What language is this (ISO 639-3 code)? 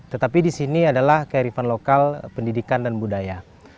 ind